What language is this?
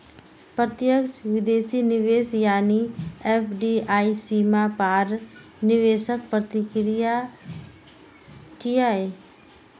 Maithili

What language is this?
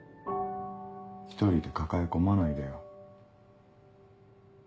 Japanese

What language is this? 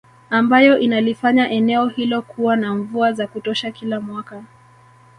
Swahili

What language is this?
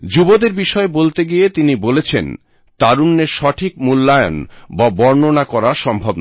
Bangla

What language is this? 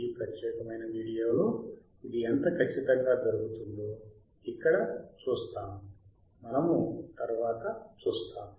Telugu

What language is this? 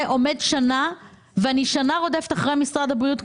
Hebrew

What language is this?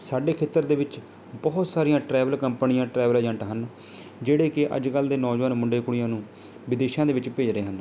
Punjabi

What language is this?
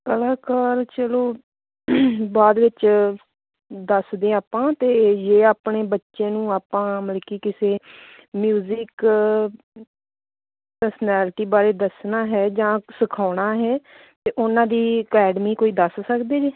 Punjabi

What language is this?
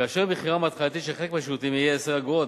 Hebrew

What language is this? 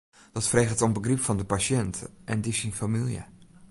Western Frisian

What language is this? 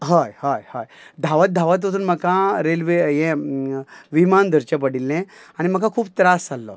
Konkani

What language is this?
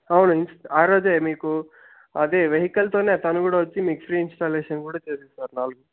Telugu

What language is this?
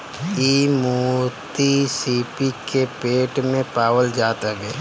Bhojpuri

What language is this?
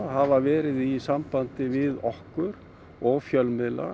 Icelandic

